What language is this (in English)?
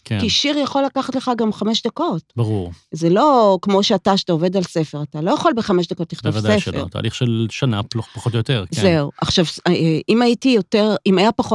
Hebrew